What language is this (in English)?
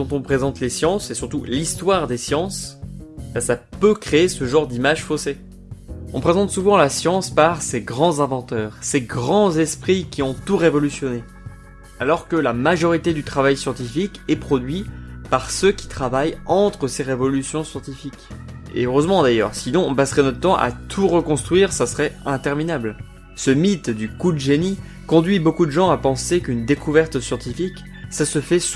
French